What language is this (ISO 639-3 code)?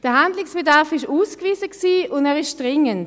gsw